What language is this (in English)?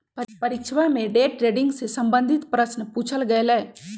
Magahi